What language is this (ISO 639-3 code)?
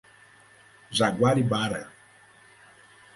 por